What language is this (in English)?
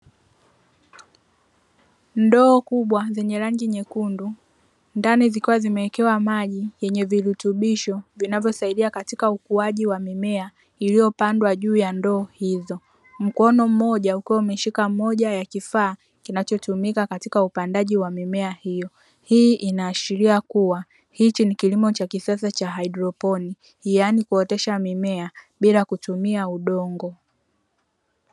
Swahili